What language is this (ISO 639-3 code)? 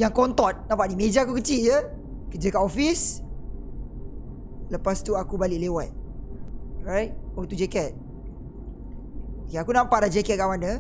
msa